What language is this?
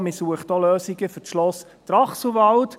Swiss German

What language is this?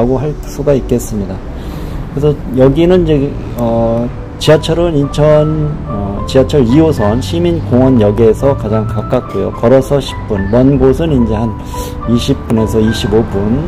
Korean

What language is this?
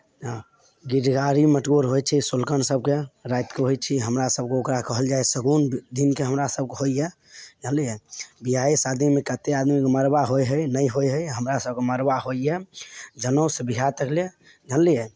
Maithili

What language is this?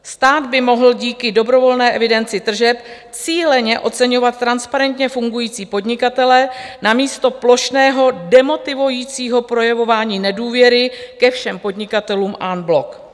Czech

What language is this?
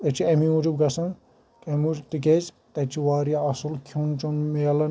Kashmiri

